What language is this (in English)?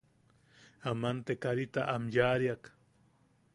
Yaqui